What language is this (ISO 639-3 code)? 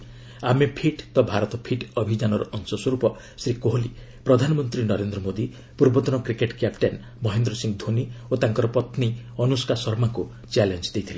ori